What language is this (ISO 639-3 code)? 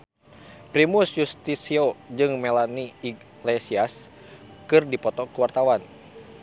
sun